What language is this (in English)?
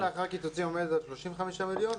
Hebrew